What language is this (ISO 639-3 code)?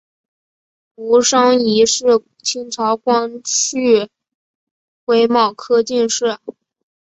zho